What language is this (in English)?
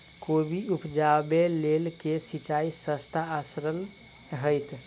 Maithili